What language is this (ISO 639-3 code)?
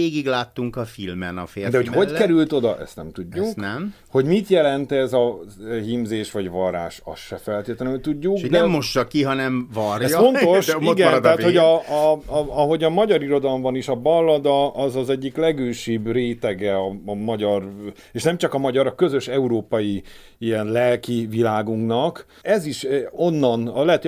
hun